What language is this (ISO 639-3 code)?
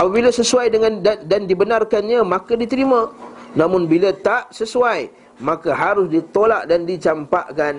msa